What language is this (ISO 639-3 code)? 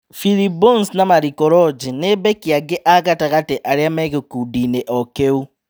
kik